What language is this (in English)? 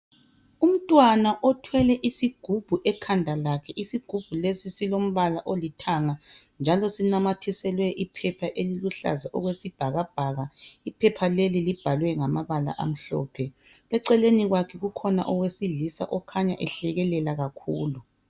North Ndebele